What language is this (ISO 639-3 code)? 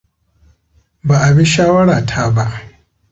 hau